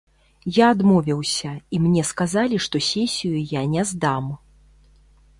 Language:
Belarusian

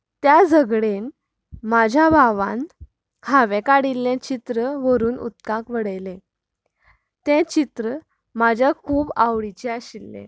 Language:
Konkani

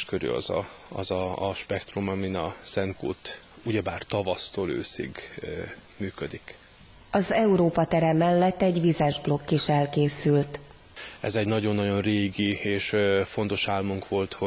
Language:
Hungarian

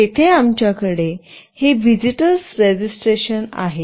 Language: Marathi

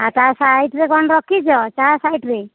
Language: Odia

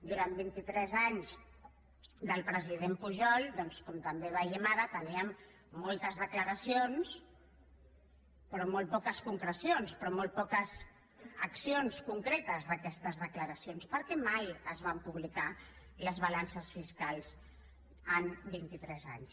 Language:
Catalan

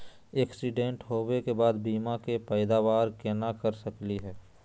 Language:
Magahi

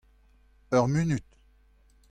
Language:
Breton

